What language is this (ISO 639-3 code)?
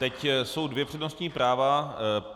ces